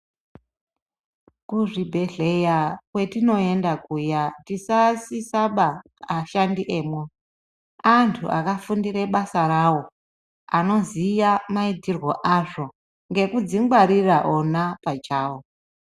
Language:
Ndau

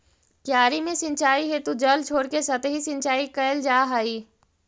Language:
Magahi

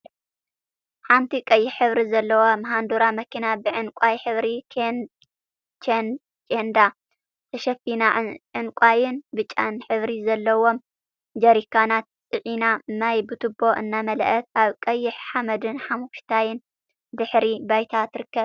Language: Tigrinya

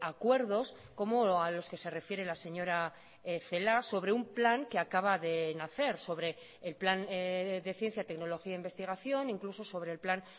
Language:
Spanish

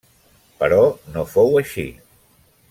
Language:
Catalan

